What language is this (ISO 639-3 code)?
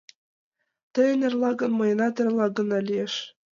chm